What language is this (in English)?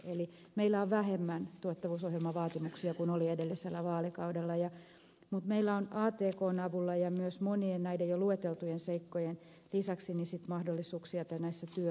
Finnish